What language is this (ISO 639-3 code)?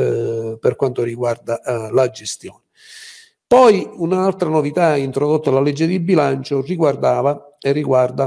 ita